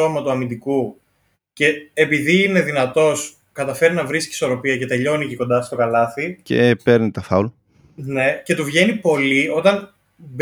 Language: Greek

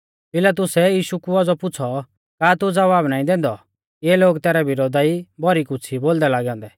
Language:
Mahasu Pahari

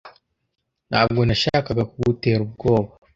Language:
Kinyarwanda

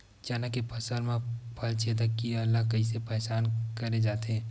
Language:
Chhattisgarhi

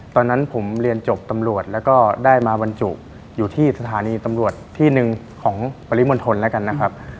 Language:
Thai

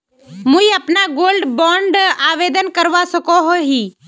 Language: Magahi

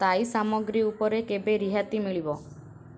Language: Odia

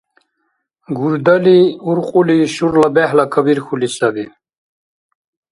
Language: Dargwa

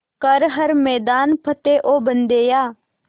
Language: Hindi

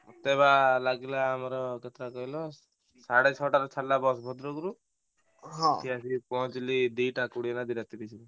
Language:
Odia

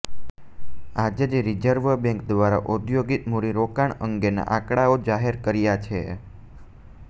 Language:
Gujarati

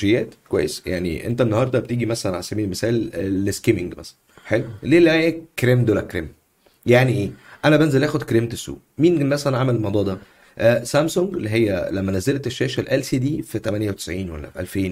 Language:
Arabic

